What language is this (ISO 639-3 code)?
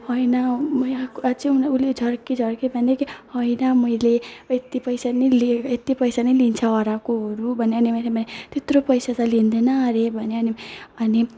nep